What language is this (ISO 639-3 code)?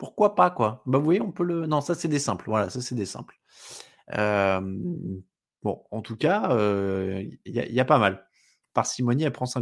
fra